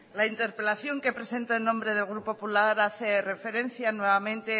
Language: Spanish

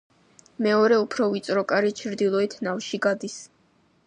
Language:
Georgian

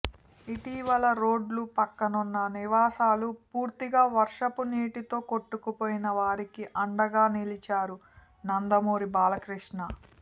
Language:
Telugu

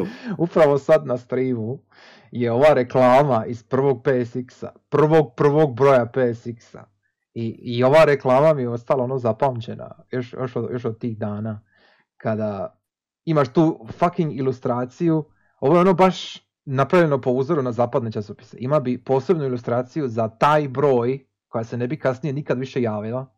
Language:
Croatian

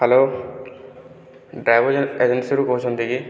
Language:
Odia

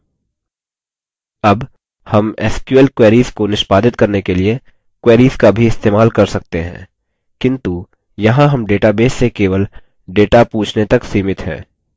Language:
Hindi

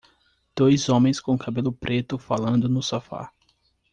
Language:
Portuguese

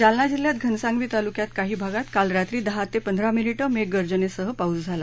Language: Marathi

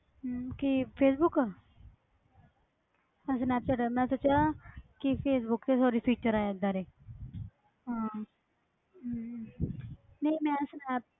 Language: Punjabi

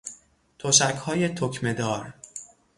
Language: Persian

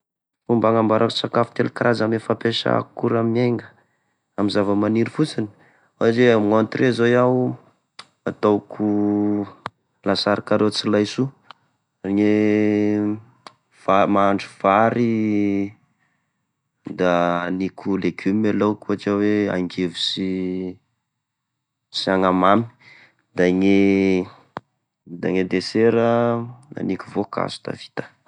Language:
Tesaka Malagasy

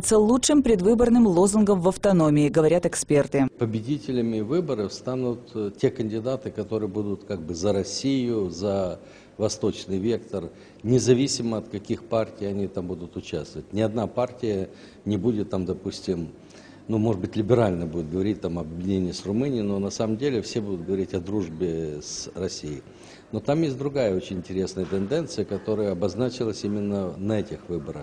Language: Russian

